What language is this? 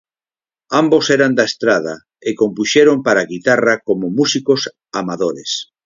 Galician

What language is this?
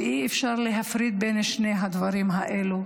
Hebrew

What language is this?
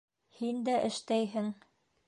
Bashkir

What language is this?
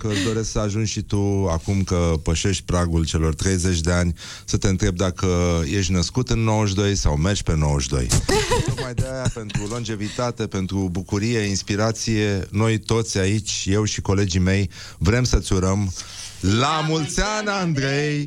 Romanian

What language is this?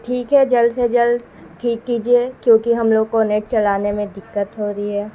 Urdu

